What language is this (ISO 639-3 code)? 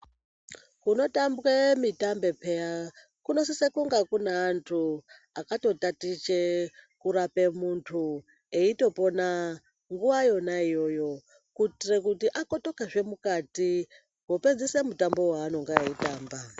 ndc